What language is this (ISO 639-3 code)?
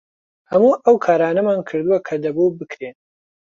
ckb